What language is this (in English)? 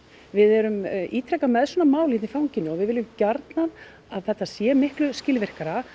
Icelandic